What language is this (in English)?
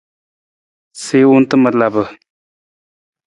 Nawdm